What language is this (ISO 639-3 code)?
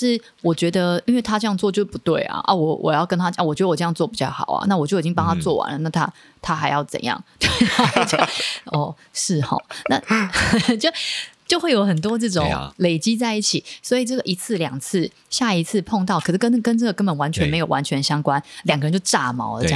zho